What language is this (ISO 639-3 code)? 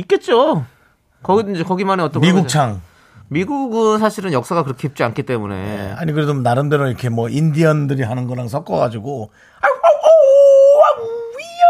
kor